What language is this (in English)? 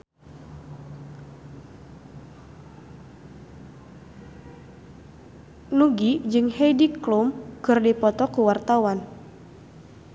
Sundanese